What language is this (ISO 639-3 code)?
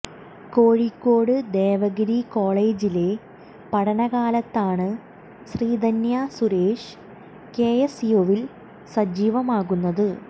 mal